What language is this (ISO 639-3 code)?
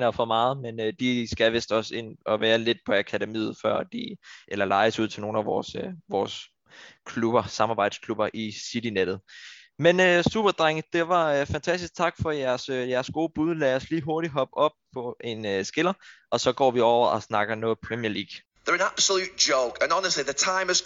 dan